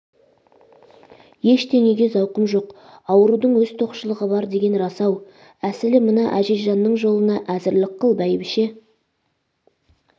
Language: Kazakh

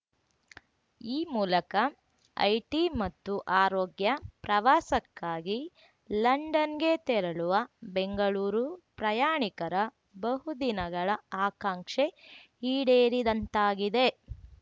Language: Kannada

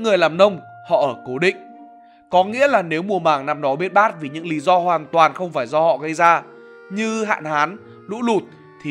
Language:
Vietnamese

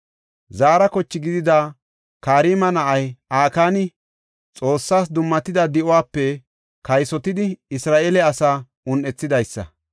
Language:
Gofa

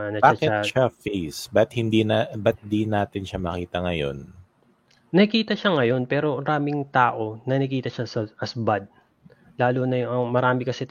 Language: Filipino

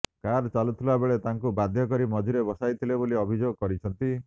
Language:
Odia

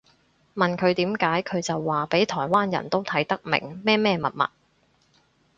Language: Cantonese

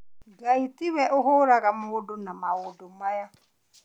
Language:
Kikuyu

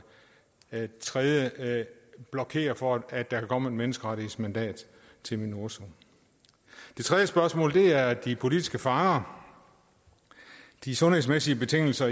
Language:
Danish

